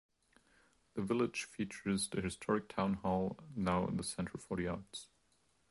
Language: English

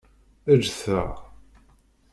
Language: Kabyle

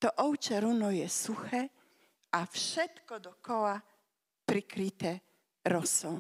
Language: Slovak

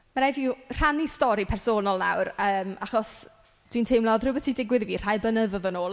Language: Welsh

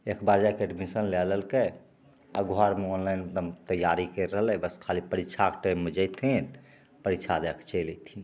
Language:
Maithili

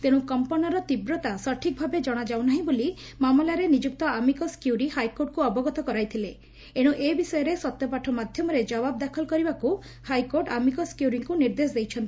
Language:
Odia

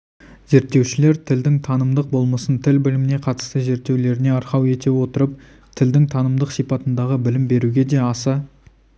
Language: Kazakh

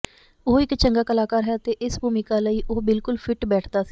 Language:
Punjabi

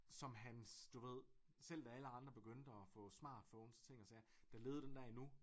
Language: Danish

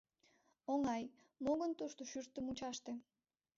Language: Mari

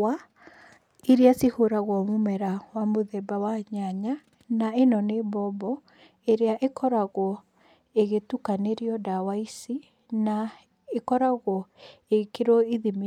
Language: Kikuyu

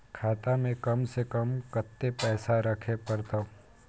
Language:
Maithili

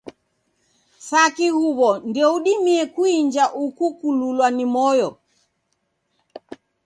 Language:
Taita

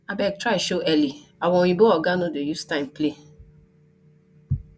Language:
Nigerian Pidgin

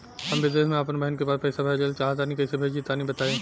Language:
Bhojpuri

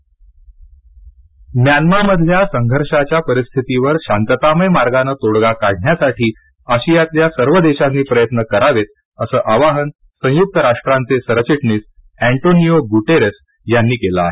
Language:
Marathi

